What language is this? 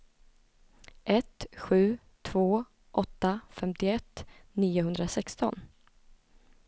Swedish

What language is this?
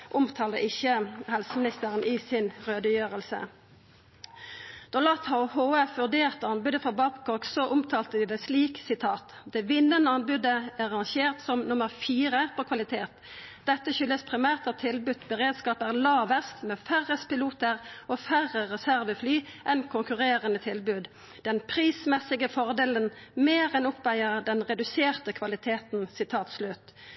Norwegian Nynorsk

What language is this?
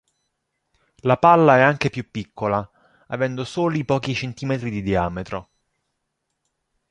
Italian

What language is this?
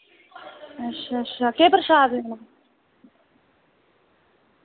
Dogri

